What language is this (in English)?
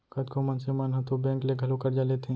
Chhattisgarhi